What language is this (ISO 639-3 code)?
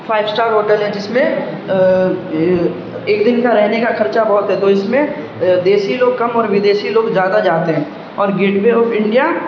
urd